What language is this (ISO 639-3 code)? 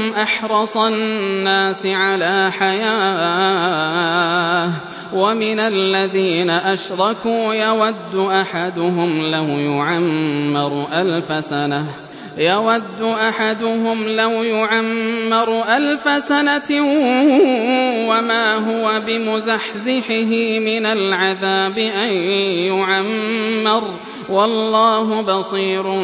ara